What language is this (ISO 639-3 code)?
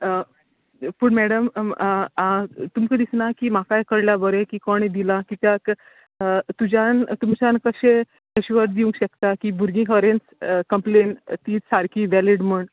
kok